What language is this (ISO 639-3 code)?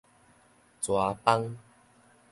nan